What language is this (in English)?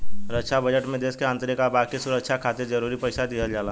Bhojpuri